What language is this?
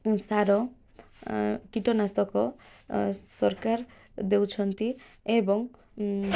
Odia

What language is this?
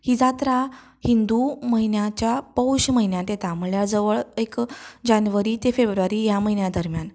Konkani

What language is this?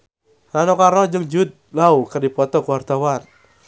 Sundanese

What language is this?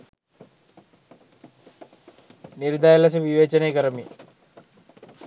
Sinhala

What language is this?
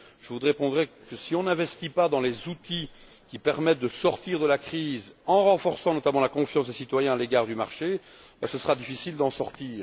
French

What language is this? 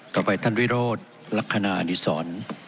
Thai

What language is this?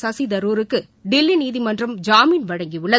Tamil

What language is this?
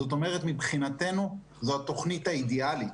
Hebrew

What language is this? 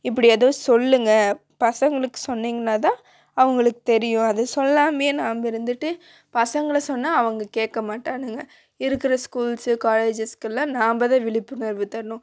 Tamil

